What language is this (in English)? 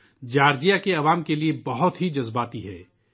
Urdu